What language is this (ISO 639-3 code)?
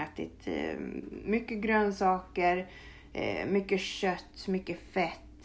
swe